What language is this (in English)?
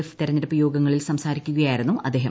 Malayalam